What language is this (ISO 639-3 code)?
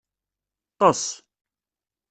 kab